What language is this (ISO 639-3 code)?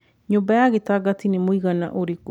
kik